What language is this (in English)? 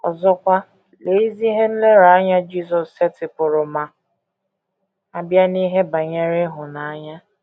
Igbo